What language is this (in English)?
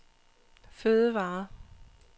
Danish